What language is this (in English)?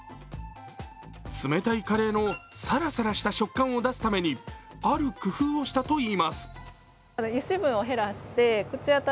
Japanese